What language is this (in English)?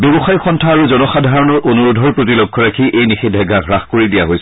Assamese